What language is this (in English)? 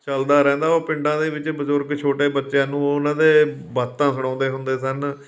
Punjabi